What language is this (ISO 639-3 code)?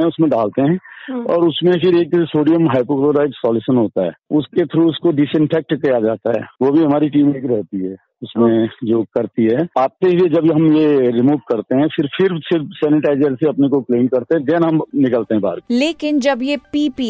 hin